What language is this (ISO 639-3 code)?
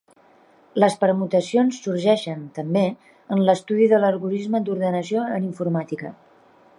cat